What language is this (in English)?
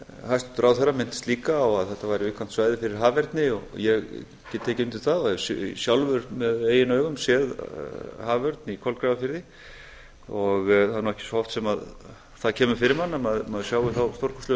Icelandic